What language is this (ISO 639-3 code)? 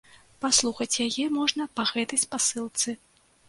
bel